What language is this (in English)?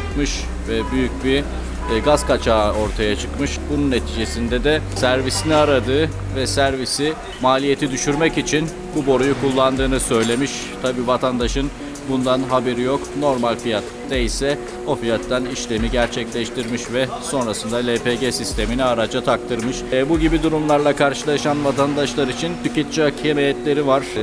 Turkish